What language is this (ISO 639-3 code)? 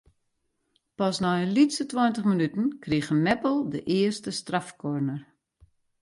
fry